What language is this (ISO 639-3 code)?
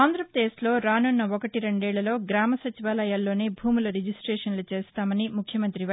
tel